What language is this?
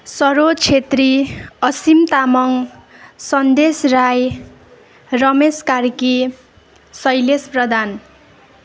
Nepali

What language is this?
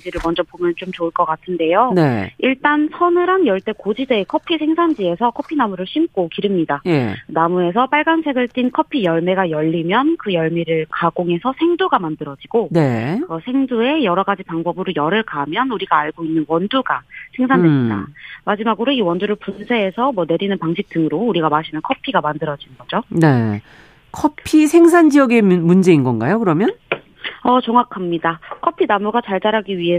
Korean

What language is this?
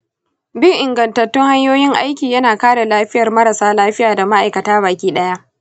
Hausa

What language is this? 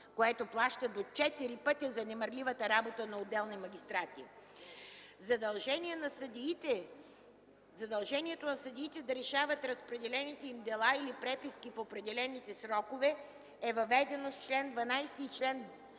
Bulgarian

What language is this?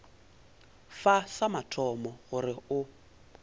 Northern Sotho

